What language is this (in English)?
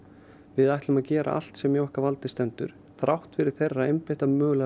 Icelandic